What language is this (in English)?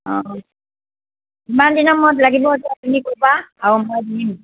Assamese